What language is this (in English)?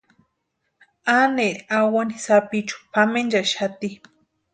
Western Highland Purepecha